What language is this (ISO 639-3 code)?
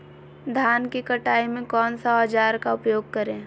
mag